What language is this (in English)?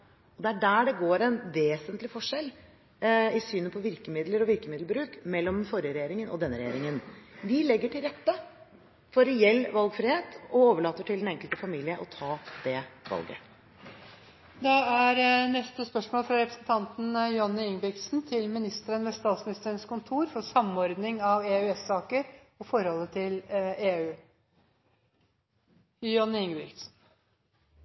Norwegian Bokmål